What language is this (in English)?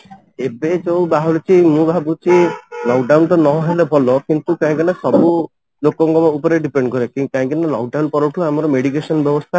Odia